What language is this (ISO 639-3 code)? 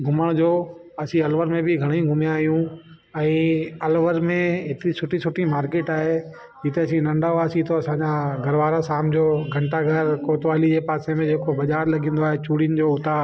snd